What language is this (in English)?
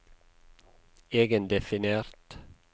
Norwegian